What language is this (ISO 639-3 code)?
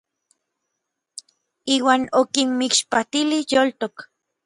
nlv